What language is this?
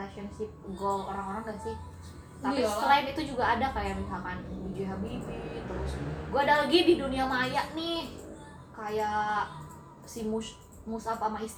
Indonesian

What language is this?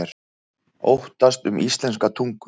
Icelandic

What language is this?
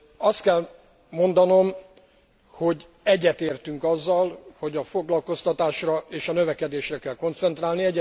Hungarian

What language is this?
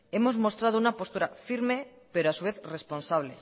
Spanish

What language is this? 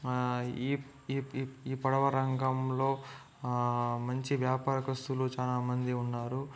Telugu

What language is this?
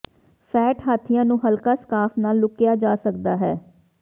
Punjabi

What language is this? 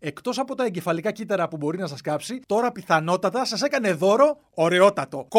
Greek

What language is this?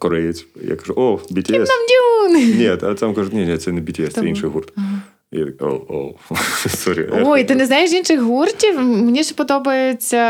Ukrainian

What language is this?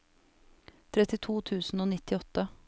Norwegian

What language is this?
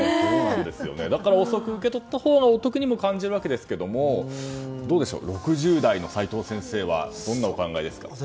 Japanese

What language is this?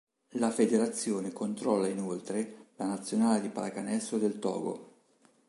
Italian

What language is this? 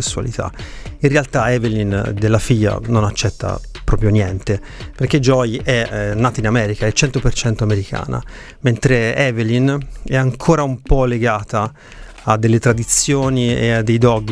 Italian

